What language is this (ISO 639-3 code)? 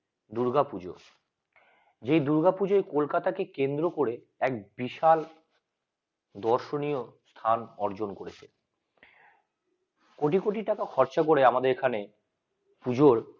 ben